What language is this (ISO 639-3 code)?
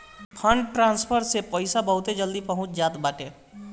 bho